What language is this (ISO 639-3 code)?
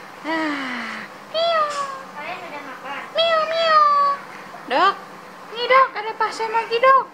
ind